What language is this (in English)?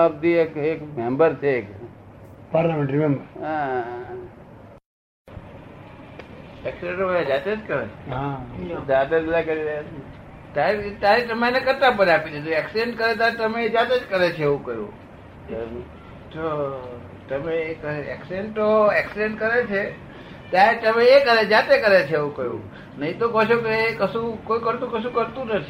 Gujarati